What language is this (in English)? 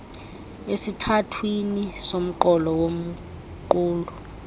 Xhosa